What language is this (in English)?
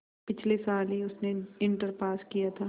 Hindi